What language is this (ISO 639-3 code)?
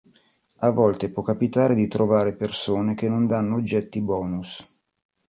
ita